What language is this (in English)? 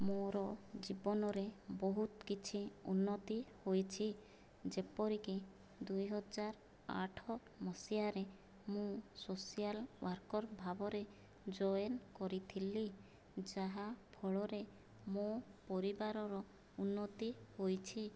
Odia